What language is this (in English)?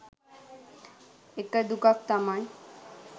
Sinhala